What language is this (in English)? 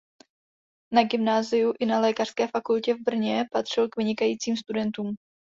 Czech